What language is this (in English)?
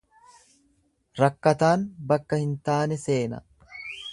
Oromo